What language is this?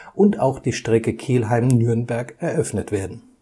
German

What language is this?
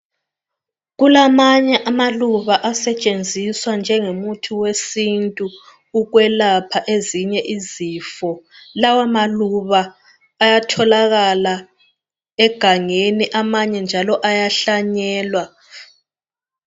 North Ndebele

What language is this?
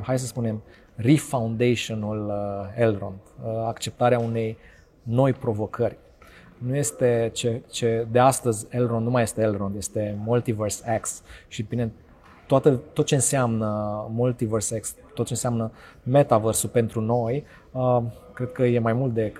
Romanian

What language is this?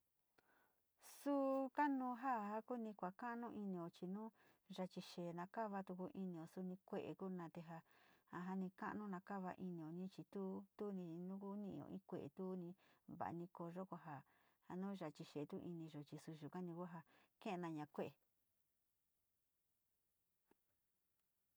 Sinicahua Mixtec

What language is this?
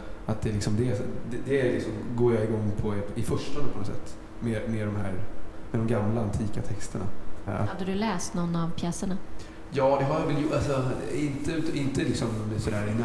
Swedish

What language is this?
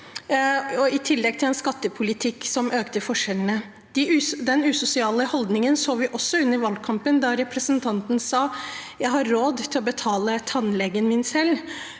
Norwegian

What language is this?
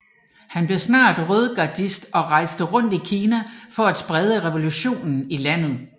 Danish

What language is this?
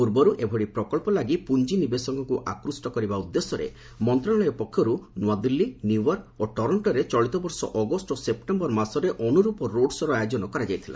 Odia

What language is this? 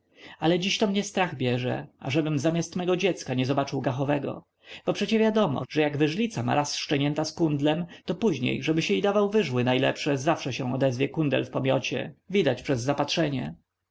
Polish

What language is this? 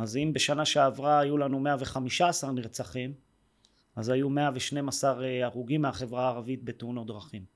Hebrew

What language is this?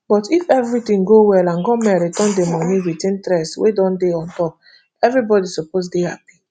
Nigerian Pidgin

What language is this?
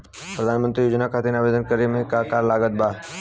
Bhojpuri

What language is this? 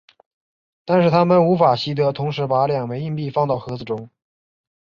Chinese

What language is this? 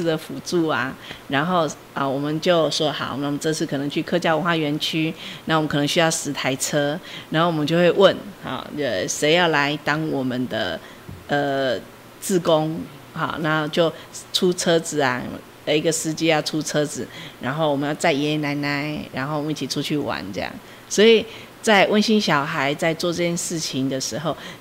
Chinese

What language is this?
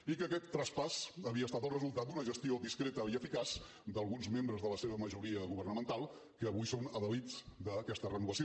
Catalan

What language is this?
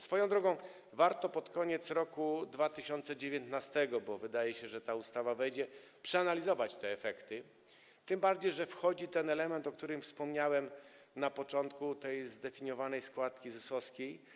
Polish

